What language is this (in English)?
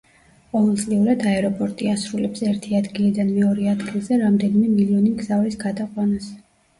Georgian